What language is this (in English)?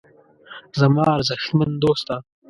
Pashto